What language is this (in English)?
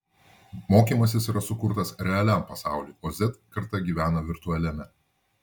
Lithuanian